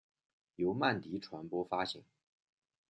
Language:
Chinese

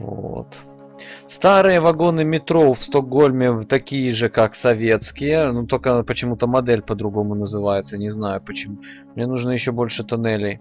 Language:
Russian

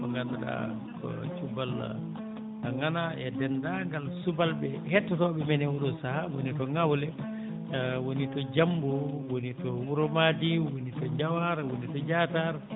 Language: Fula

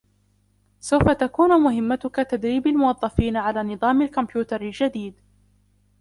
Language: Arabic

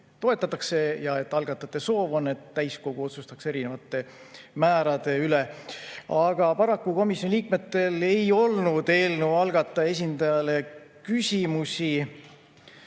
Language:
Estonian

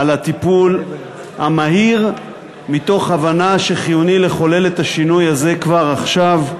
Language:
Hebrew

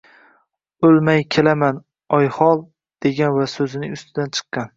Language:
Uzbek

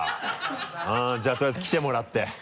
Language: Japanese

